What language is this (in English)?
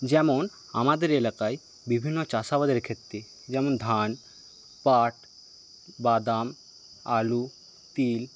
Bangla